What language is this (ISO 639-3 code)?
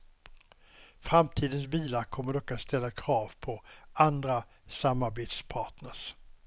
swe